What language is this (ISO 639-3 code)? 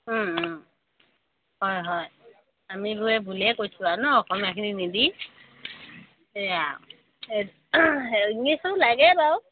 asm